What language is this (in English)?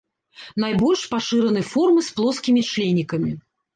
Belarusian